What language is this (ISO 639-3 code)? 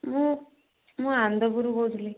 ori